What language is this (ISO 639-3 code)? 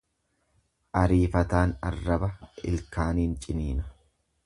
orm